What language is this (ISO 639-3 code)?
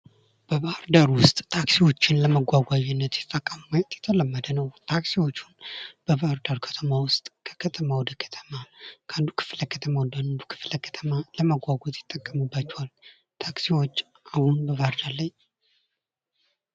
amh